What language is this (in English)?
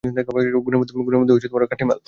Bangla